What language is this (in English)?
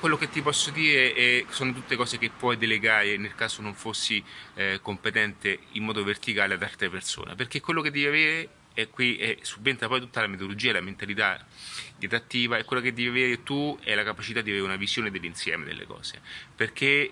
Italian